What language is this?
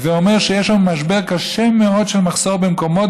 Hebrew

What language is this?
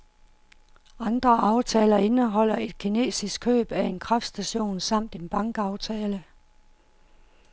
Danish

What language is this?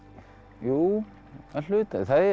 Icelandic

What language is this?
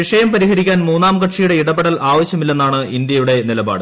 Malayalam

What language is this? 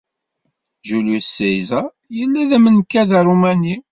Kabyle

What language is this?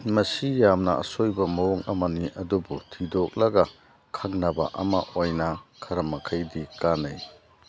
Manipuri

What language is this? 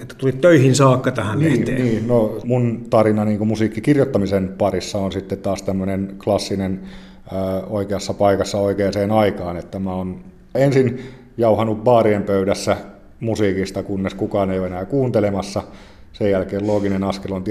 Finnish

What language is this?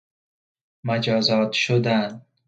Persian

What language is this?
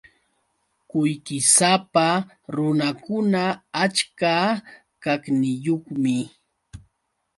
Yauyos Quechua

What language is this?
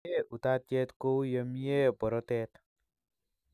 Kalenjin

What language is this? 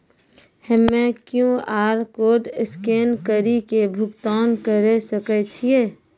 Maithili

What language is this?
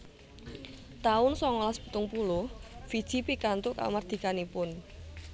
Javanese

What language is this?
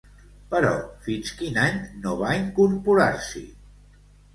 Catalan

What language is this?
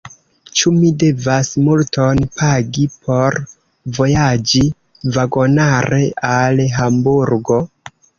Esperanto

